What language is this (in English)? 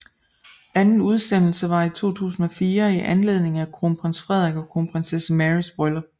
Danish